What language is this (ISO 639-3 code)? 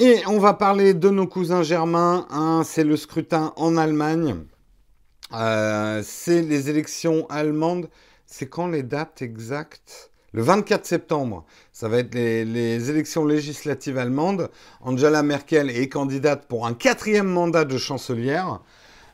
fra